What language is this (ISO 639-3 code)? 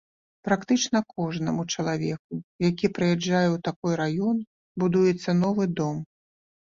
bel